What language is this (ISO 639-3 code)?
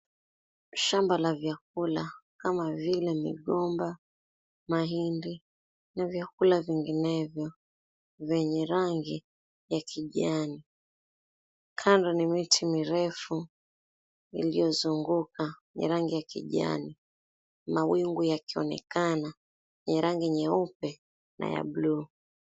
swa